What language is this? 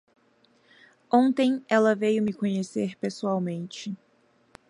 Portuguese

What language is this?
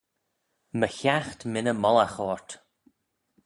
Manx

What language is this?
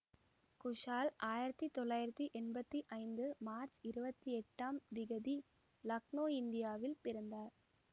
Tamil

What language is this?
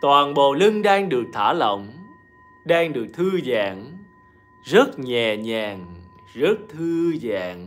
Vietnamese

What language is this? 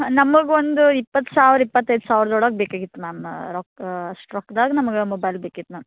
Kannada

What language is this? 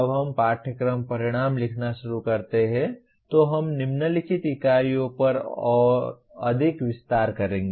Hindi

